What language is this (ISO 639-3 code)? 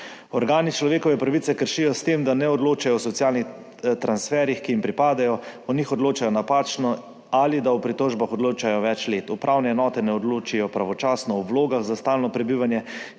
slv